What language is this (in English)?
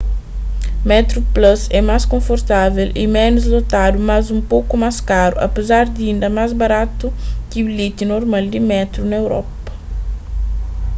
Kabuverdianu